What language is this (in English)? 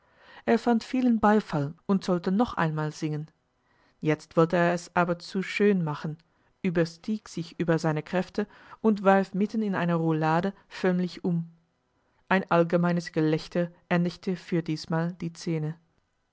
German